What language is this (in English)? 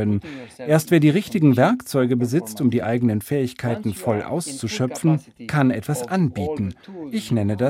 German